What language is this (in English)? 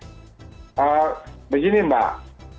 Indonesian